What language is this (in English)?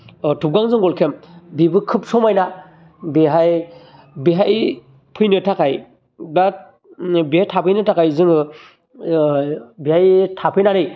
Bodo